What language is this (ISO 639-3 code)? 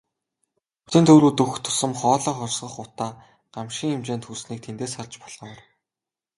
mon